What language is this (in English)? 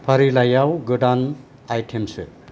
Bodo